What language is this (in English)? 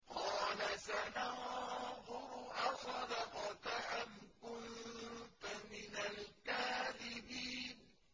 Arabic